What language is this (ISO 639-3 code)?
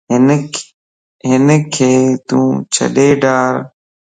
lss